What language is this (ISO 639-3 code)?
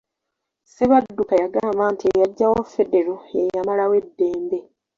lug